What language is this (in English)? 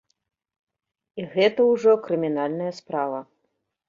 Belarusian